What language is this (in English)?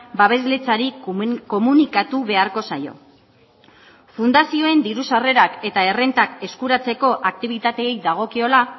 Basque